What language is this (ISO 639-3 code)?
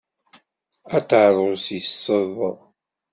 kab